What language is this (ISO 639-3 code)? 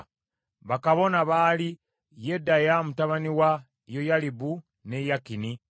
lug